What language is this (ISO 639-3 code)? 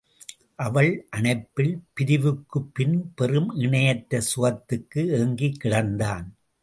tam